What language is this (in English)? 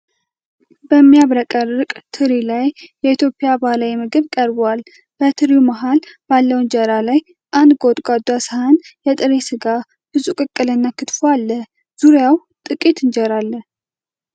Amharic